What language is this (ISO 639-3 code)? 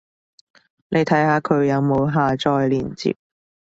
yue